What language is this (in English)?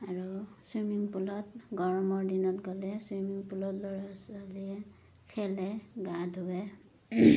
Assamese